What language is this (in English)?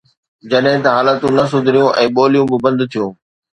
Sindhi